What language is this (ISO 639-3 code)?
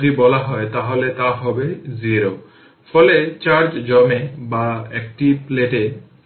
ben